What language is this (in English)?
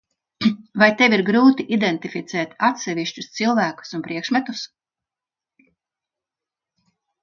Latvian